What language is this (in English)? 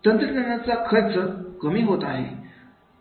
Marathi